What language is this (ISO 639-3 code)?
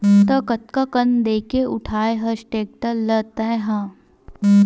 hne